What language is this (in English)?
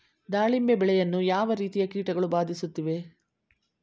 Kannada